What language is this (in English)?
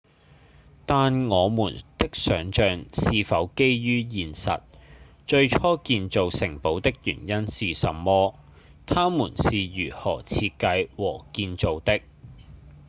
Cantonese